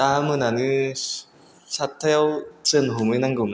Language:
Bodo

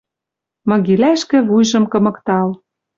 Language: Western Mari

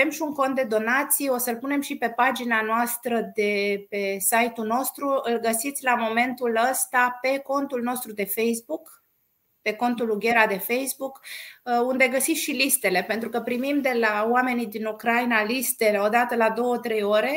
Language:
Romanian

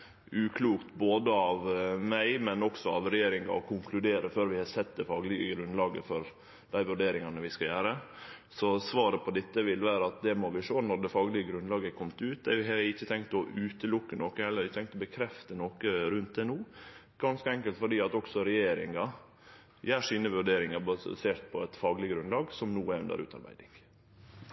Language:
Norwegian Nynorsk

